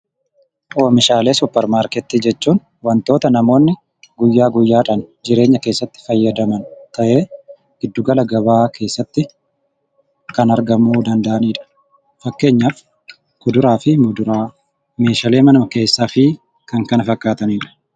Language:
Oromo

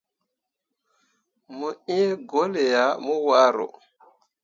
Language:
Mundang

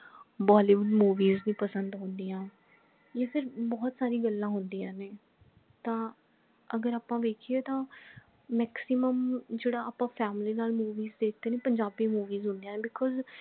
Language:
Punjabi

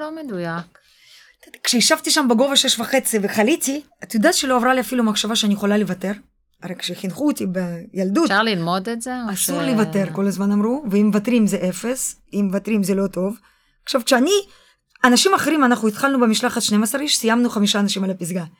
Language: Hebrew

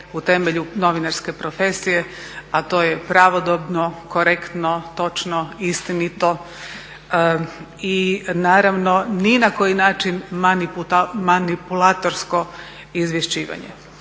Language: Croatian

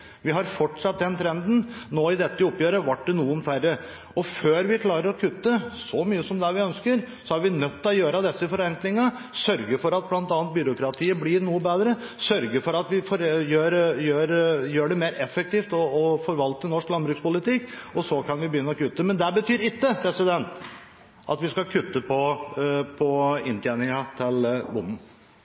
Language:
Norwegian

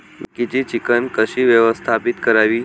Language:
Marathi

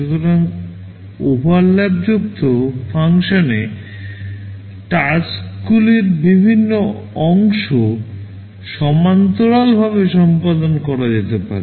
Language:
Bangla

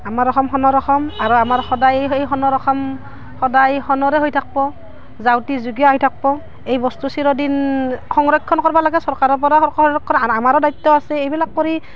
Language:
Assamese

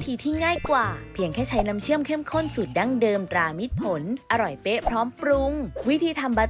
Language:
Thai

